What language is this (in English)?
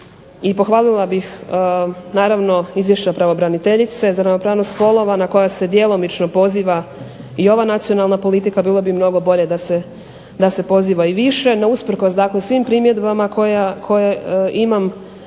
Croatian